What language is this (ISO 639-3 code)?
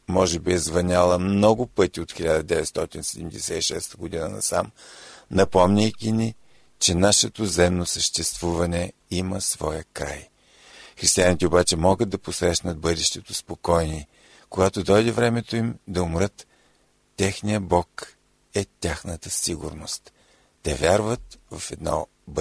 bul